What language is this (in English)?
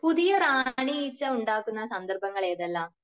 Malayalam